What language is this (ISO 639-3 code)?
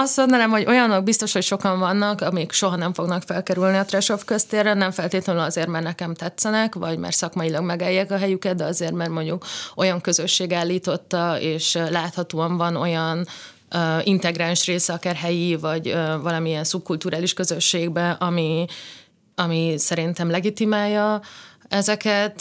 hun